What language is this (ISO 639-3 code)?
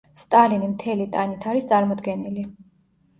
kat